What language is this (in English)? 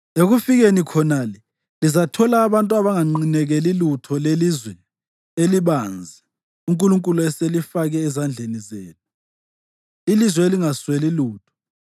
North Ndebele